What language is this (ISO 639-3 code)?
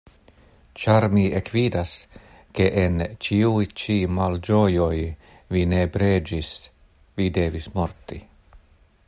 epo